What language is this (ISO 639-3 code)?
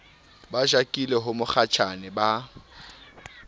sot